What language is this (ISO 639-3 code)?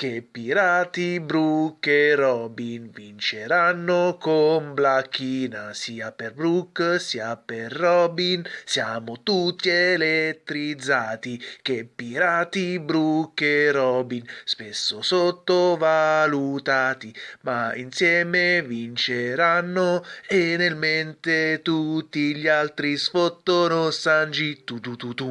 ita